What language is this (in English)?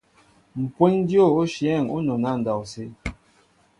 Mbo (Cameroon)